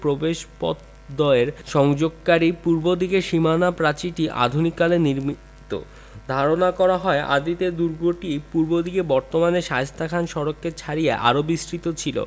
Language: Bangla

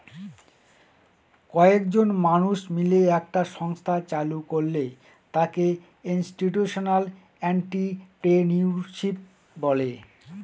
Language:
Bangla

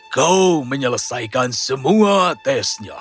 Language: Indonesian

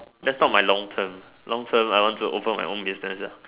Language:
English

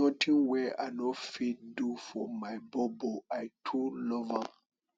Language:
Nigerian Pidgin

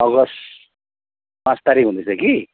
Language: Nepali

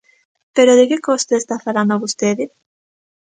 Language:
Galician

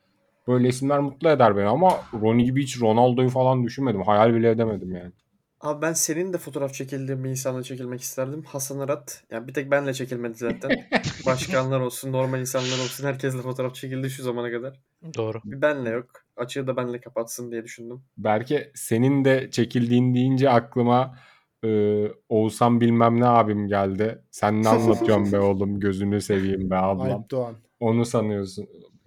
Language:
Turkish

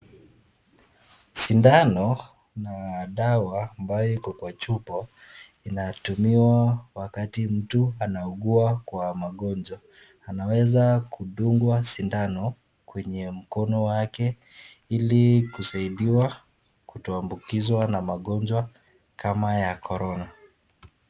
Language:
Swahili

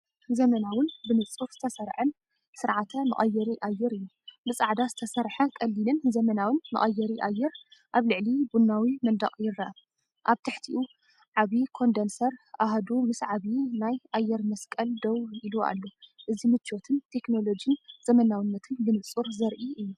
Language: Tigrinya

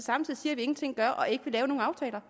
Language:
Danish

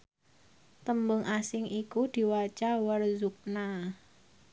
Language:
Javanese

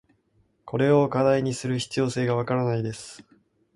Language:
Japanese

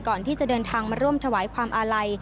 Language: Thai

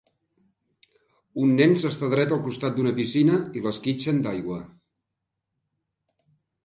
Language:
Catalan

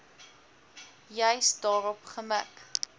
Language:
Afrikaans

